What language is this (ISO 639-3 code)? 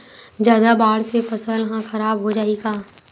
hne